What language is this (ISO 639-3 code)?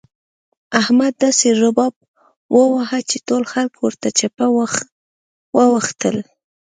pus